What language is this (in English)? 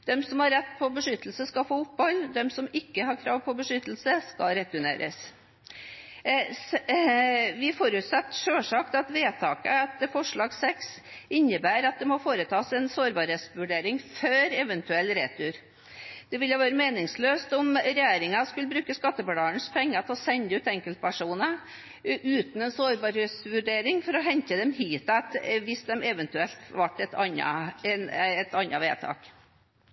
Norwegian Bokmål